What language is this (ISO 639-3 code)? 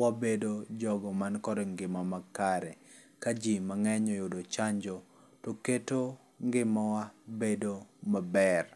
luo